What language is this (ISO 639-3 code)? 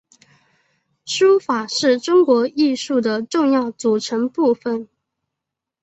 zho